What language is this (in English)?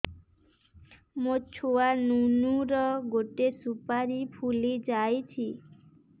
Odia